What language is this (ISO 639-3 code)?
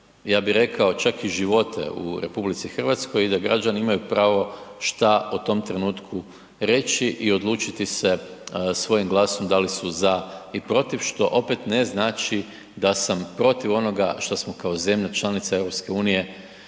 hrv